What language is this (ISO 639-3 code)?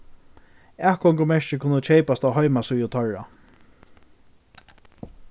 fao